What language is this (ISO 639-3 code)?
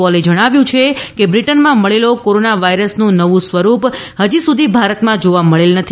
guj